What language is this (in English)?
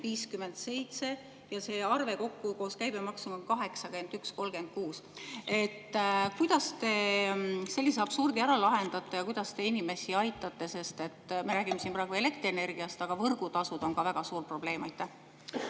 Estonian